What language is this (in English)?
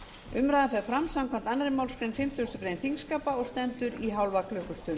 Icelandic